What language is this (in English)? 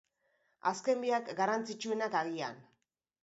Basque